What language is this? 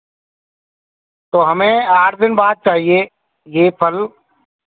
Hindi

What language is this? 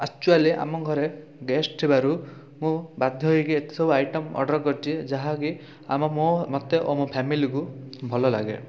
Odia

